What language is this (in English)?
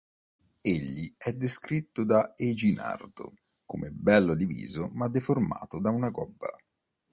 Italian